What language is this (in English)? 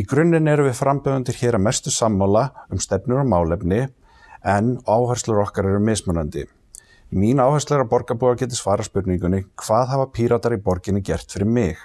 Icelandic